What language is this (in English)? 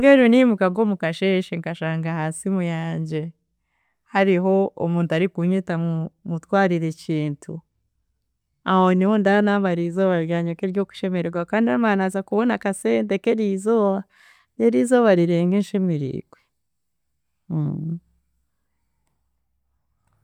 Chiga